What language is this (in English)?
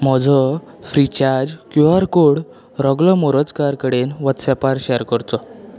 Konkani